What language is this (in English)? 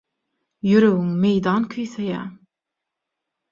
Turkmen